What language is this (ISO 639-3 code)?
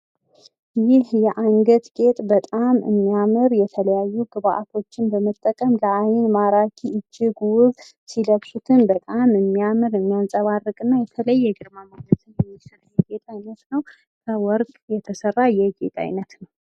amh